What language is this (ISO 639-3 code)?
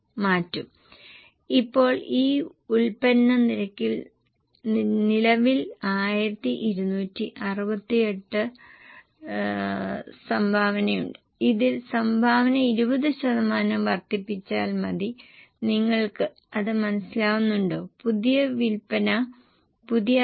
mal